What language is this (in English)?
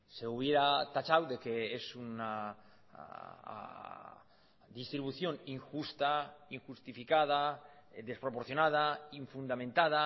Spanish